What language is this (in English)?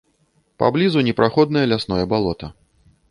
Belarusian